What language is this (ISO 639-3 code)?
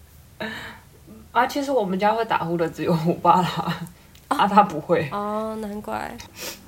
zho